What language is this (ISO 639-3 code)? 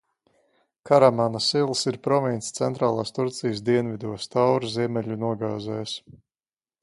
lav